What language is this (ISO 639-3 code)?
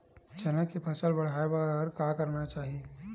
hne